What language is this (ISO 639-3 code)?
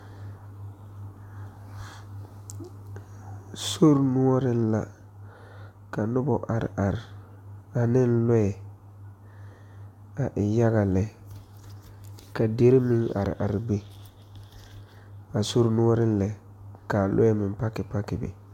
dga